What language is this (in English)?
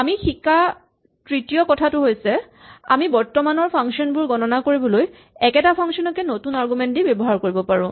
Assamese